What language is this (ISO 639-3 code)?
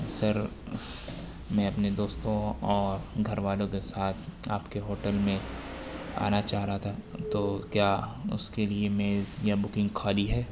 urd